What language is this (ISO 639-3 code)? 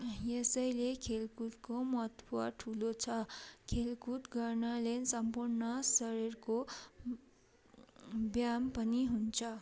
nep